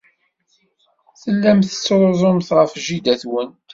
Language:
Kabyle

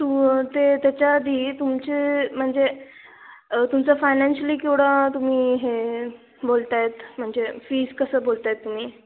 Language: Marathi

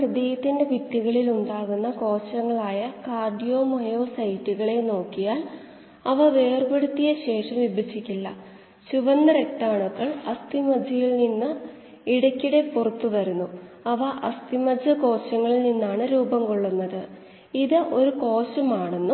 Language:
Malayalam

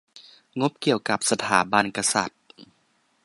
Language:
Thai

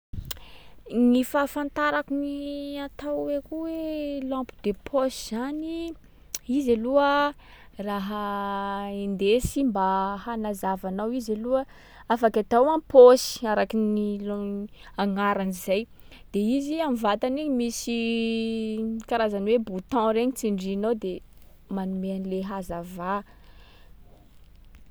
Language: Sakalava Malagasy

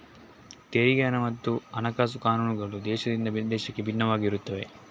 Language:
Kannada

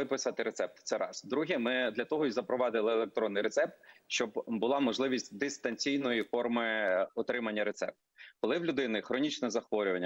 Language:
Ukrainian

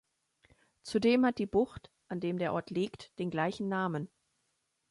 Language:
German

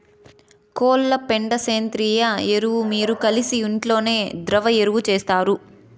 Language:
Telugu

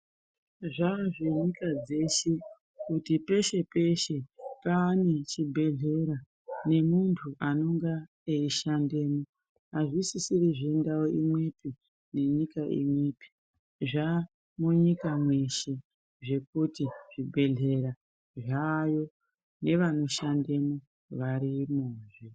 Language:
Ndau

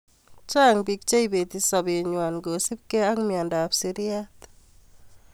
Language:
Kalenjin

